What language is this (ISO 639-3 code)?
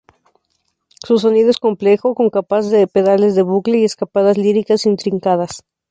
spa